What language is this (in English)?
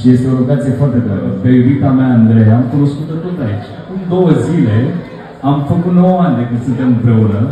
Romanian